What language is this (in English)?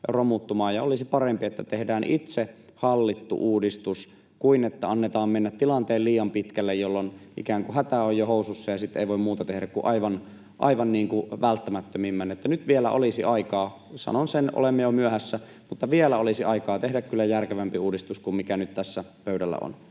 Finnish